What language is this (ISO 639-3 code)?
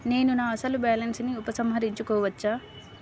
tel